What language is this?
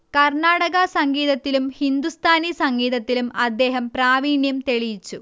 Malayalam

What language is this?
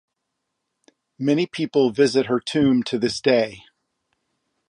English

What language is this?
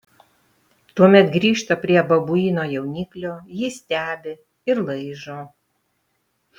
Lithuanian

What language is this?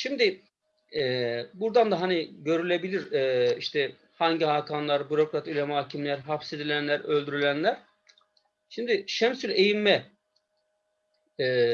Turkish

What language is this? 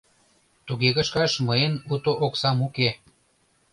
Mari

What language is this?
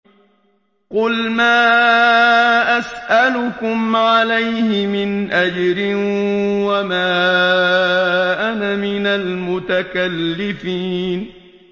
Arabic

